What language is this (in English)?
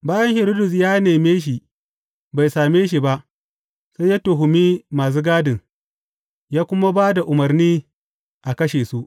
Hausa